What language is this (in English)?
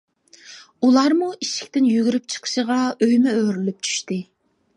Uyghur